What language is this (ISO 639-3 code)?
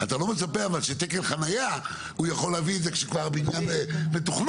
heb